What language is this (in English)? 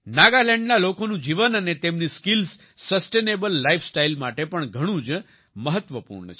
Gujarati